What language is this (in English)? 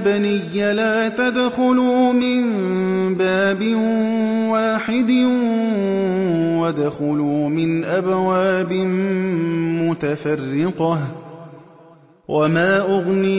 Arabic